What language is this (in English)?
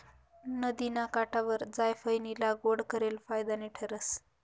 Marathi